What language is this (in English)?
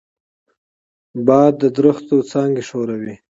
Pashto